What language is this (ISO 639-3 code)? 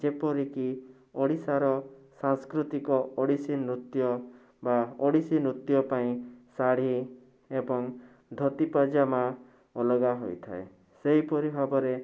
ori